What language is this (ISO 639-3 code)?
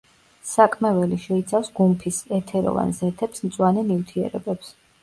kat